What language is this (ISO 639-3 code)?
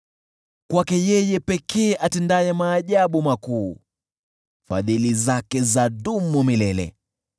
swa